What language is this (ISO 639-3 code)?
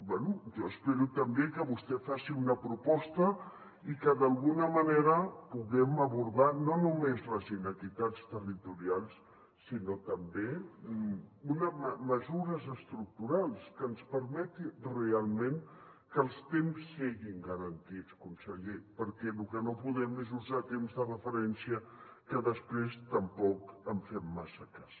cat